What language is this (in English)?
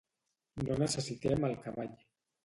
Catalan